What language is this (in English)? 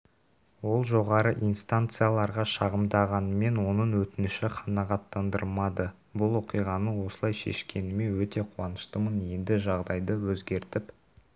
Kazakh